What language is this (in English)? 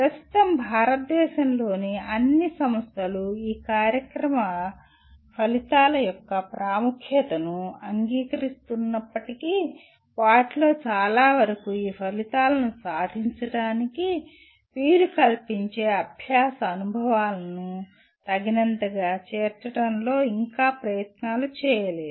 Telugu